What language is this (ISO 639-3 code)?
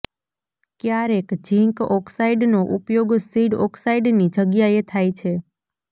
guj